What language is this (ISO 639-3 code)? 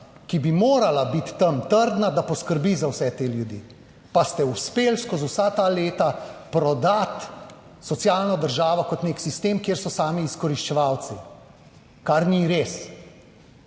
slv